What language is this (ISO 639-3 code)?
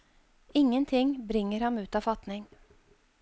nor